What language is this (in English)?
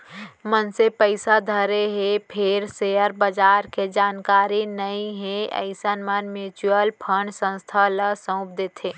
Chhattisgarhi